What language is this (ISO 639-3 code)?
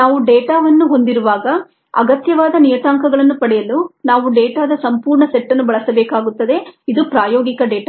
kan